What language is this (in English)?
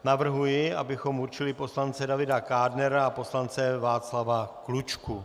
Czech